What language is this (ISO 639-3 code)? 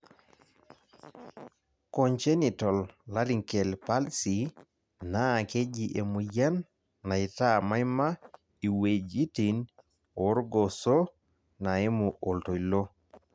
mas